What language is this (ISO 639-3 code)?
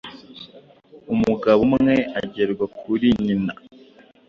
kin